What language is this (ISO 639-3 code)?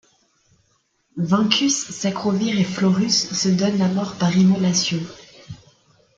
fra